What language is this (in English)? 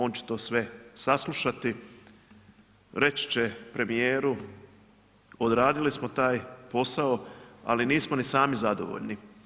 Croatian